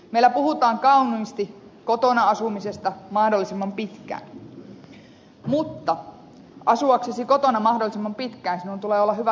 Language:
Finnish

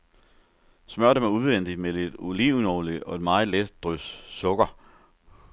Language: Danish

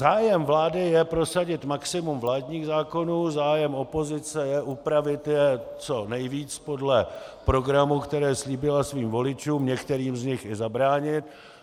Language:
Czech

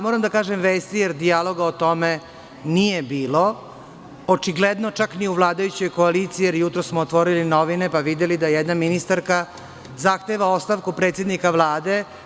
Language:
Serbian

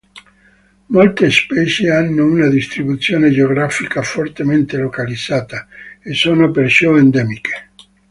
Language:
Italian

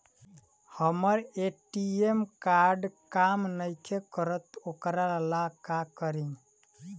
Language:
Bhojpuri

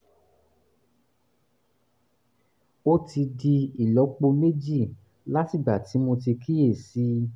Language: Yoruba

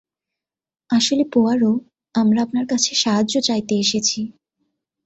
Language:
Bangla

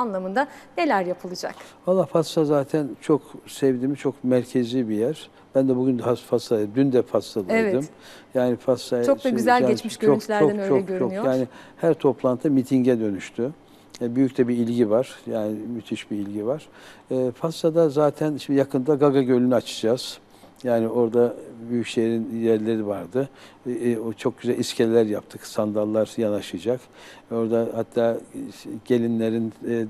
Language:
Turkish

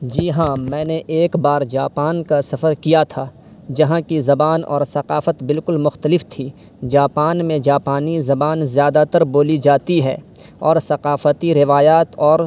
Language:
Urdu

